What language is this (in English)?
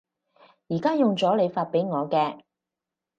Cantonese